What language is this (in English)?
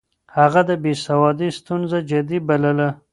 Pashto